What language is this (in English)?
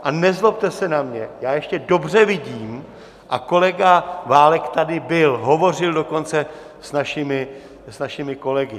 Czech